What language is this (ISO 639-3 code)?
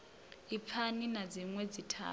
ven